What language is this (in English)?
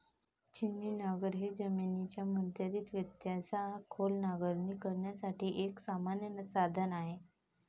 Marathi